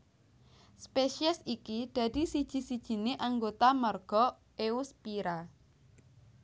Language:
Javanese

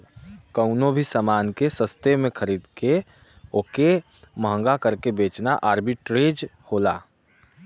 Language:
Bhojpuri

